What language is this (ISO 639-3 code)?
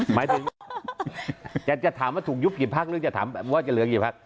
tha